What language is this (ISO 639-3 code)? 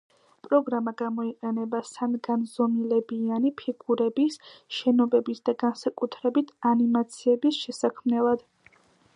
kat